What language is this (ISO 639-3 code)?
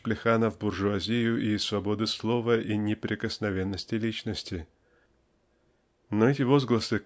rus